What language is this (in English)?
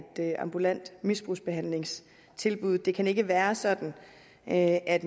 Danish